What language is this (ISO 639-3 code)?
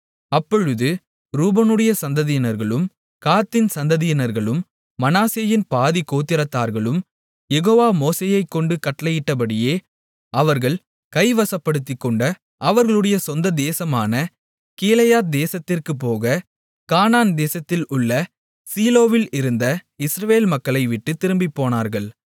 tam